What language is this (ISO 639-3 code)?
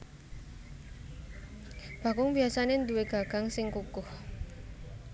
jav